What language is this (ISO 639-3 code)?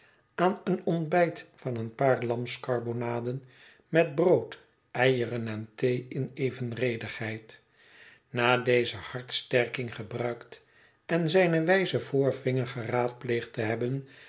nld